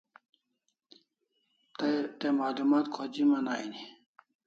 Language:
Kalasha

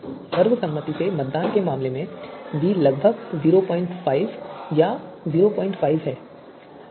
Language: Hindi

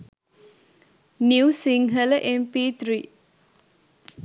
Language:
Sinhala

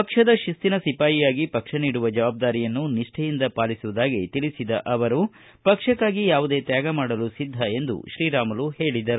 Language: Kannada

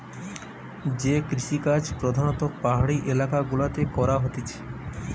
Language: Bangla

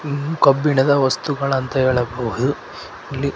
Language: Kannada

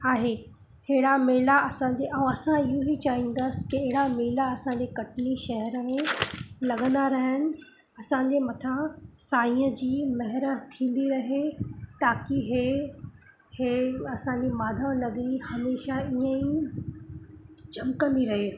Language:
Sindhi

